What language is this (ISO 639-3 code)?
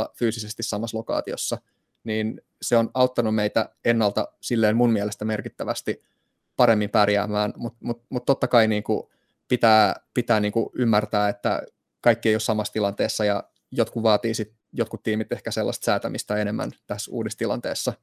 fin